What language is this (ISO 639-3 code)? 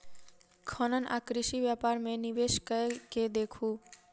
mai